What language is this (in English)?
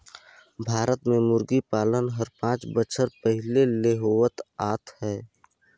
Chhattisgarhi